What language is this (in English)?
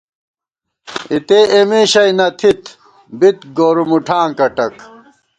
Gawar-Bati